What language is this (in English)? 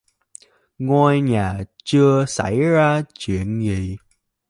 Vietnamese